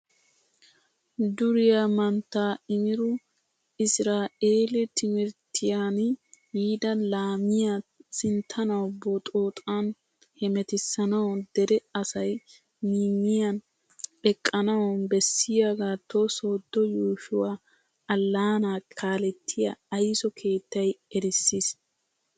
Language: Wolaytta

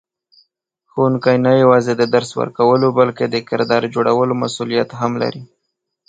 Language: Pashto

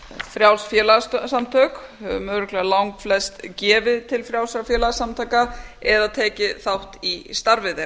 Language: Icelandic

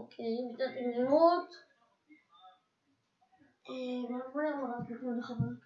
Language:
Hebrew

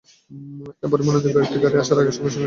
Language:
Bangla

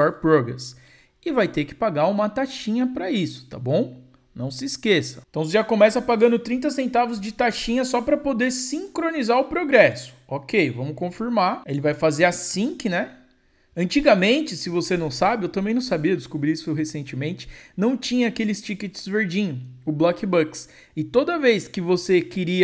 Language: Portuguese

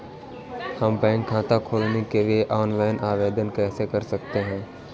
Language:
Hindi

